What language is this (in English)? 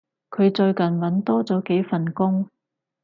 Cantonese